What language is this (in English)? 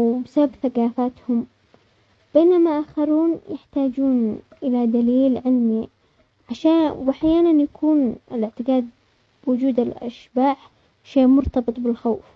Omani Arabic